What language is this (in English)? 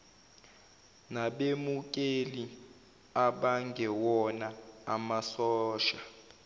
Zulu